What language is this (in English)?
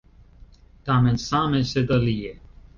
Esperanto